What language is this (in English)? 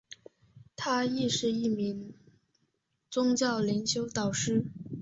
Chinese